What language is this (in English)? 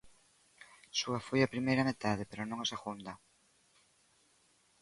Galician